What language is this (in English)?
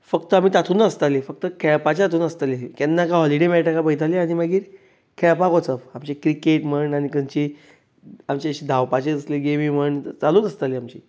Konkani